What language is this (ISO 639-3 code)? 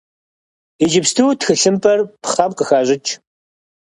kbd